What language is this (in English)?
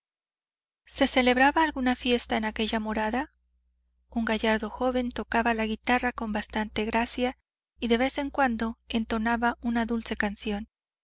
Spanish